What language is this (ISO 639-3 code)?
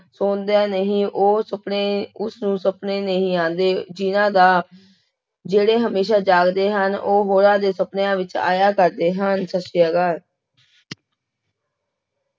pan